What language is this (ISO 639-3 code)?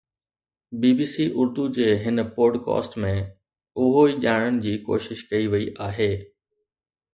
snd